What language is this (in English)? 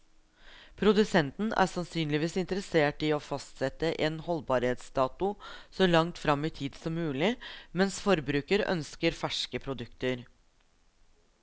Norwegian